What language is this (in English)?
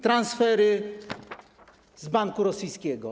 Polish